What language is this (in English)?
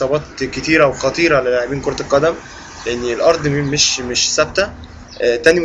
Arabic